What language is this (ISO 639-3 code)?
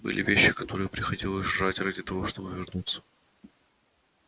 rus